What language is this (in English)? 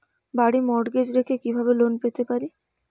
Bangla